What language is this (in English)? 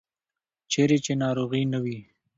Pashto